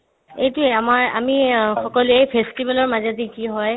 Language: Assamese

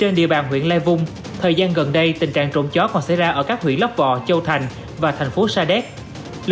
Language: Vietnamese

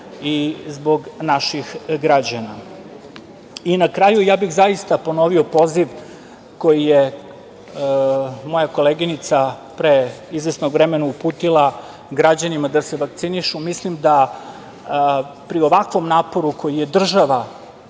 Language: Serbian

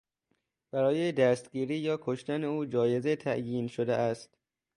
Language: Persian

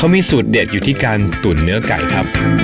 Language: Thai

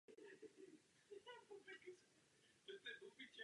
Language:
Czech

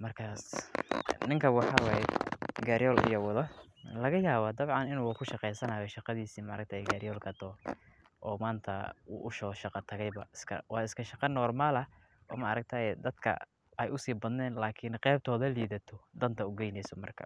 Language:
Somali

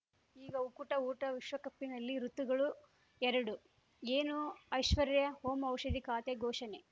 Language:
Kannada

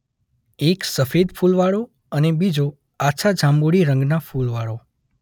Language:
Gujarati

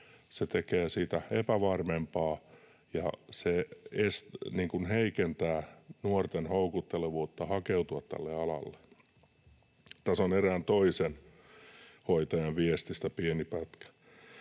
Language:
Finnish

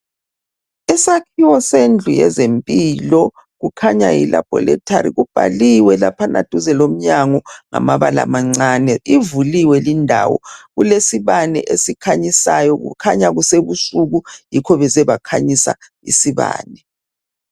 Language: North Ndebele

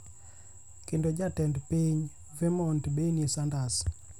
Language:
Luo (Kenya and Tanzania)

